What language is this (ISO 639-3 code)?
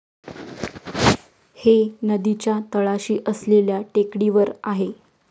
mar